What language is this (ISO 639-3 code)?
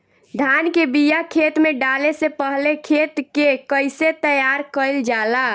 bho